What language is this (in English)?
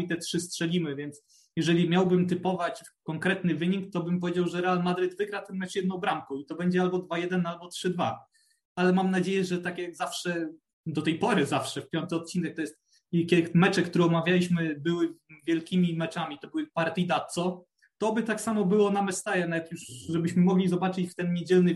Polish